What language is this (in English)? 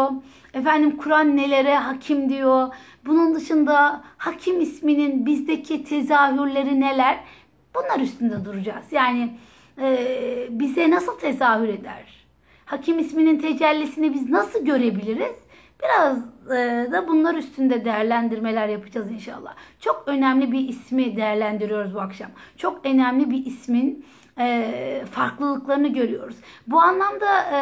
Turkish